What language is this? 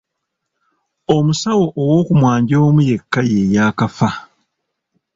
Ganda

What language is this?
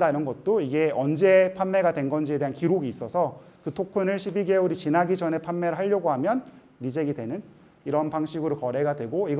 Korean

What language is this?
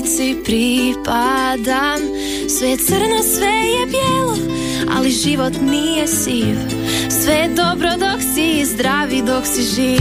Croatian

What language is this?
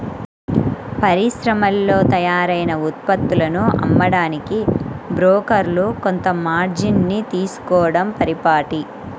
Telugu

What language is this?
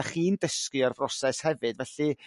Welsh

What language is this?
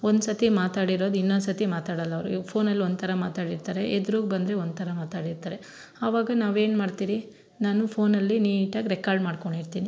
Kannada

